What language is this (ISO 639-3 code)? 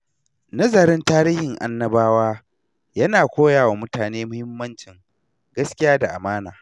hau